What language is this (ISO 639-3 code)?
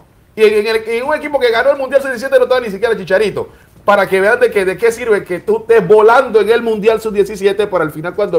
spa